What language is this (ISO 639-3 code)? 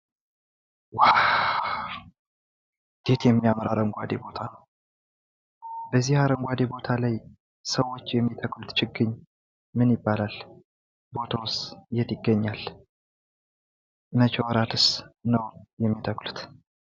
amh